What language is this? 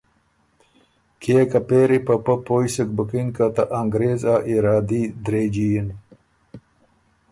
Ormuri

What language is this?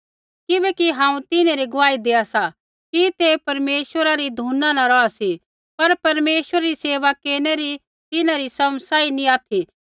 Kullu Pahari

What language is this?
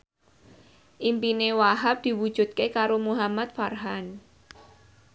Javanese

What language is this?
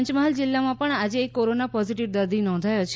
Gujarati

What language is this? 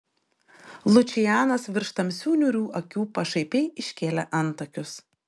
Lithuanian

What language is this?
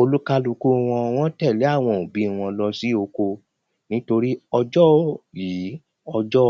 Yoruba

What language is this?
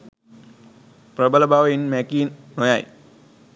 Sinhala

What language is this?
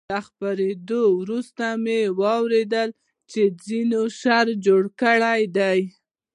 Pashto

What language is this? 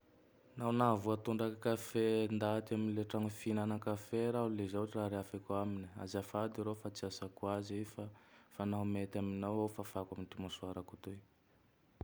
Tandroy-Mahafaly Malagasy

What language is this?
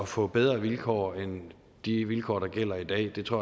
Danish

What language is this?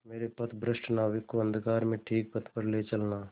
Hindi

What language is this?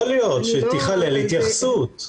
Hebrew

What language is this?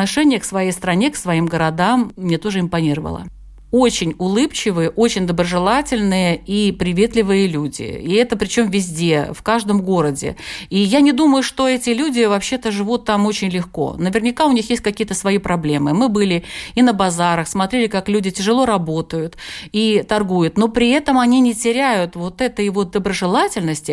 Russian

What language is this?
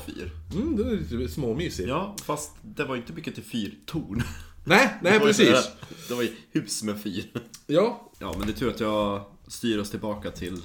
Swedish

